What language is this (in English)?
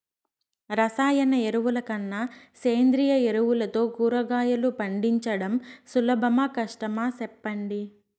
Telugu